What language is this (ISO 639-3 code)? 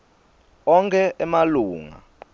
ssw